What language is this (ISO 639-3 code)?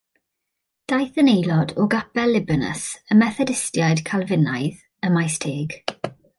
cym